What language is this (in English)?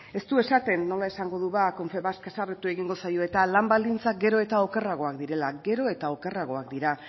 Basque